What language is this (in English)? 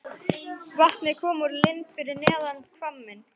Icelandic